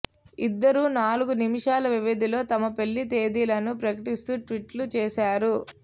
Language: Telugu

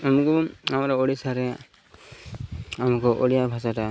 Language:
Odia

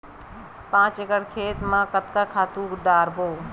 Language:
Chhattisgarhi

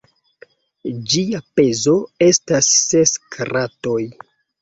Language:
Esperanto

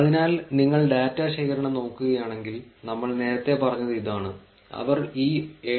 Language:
Malayalam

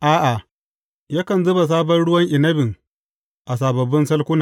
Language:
Hausa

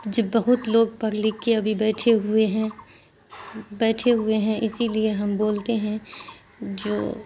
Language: Urdu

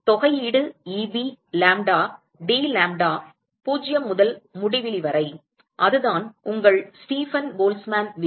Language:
Tamil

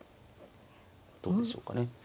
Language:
Japanese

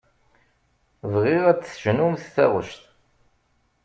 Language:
Kabyle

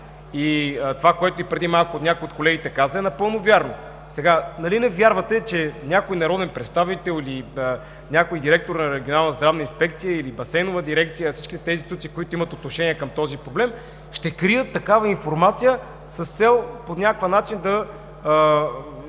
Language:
Bulgarian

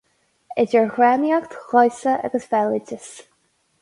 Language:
Irish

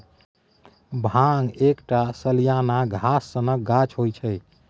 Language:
Maithili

